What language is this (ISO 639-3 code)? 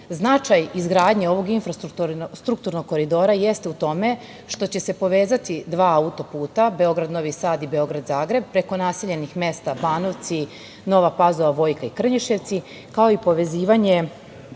srp